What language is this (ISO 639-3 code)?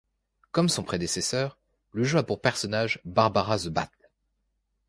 fra